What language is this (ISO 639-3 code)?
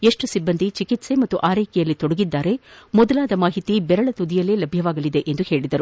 kan